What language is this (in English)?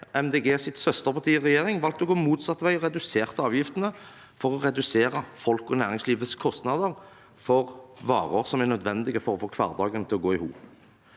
Norwegian